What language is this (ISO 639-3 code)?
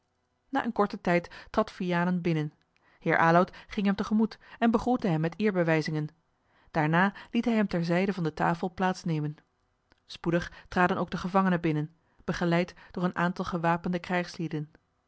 nld